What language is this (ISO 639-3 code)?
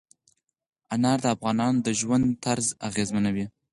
pus